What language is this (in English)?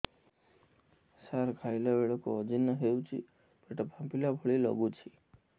Odia